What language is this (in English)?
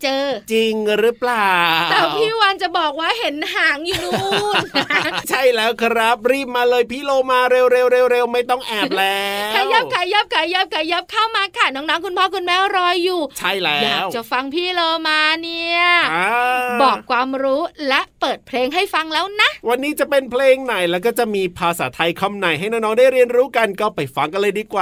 Thai